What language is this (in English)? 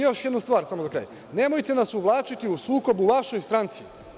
Serbian